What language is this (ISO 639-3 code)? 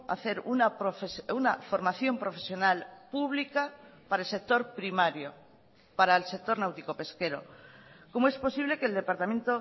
spa